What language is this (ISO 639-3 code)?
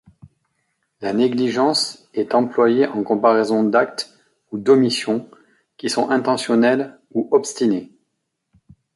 fra